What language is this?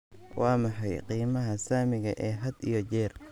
Somali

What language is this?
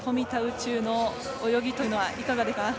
Japanese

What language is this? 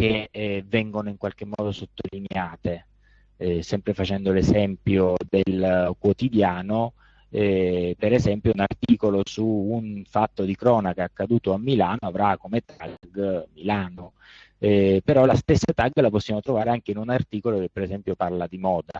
Italian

